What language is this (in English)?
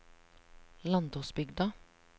Norwegian